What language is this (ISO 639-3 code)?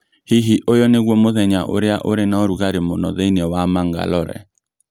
kik